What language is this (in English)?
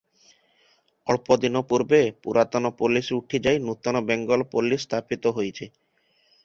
Odia